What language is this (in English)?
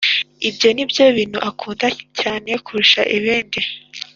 Kinyarwanda